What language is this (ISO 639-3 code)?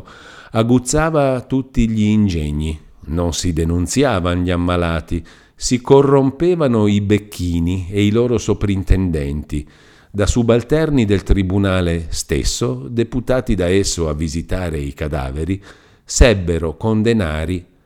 ita